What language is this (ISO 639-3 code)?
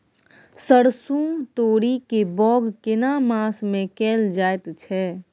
mai